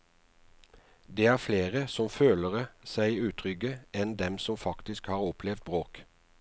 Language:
Norwegian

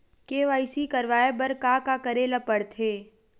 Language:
Chhattisgarhi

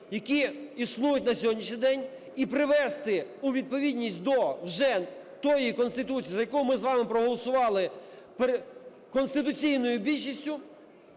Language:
Ukrainian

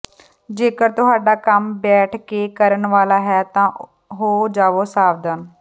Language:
Punjabi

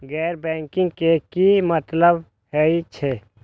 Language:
Maithili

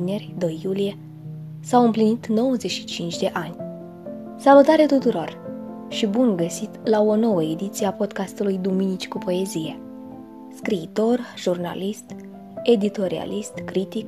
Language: Romanian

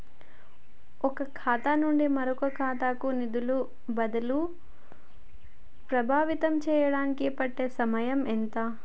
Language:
Telugu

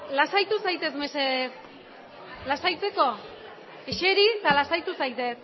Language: Basque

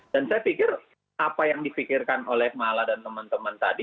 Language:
Indonesian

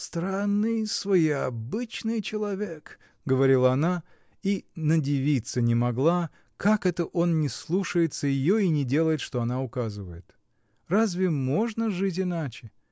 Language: Russian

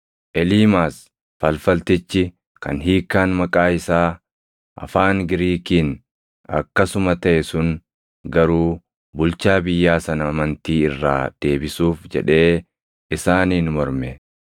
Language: Oromo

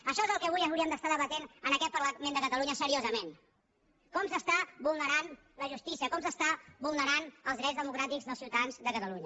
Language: Catalan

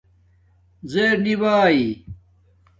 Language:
Domaaki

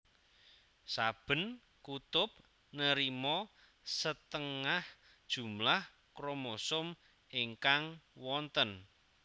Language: Javanese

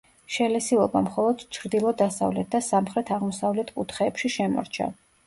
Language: Georgian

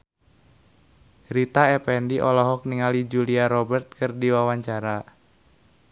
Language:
Sundanese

